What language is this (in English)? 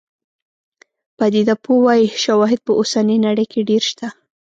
Pashto